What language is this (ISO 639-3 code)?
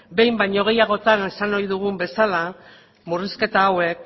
eus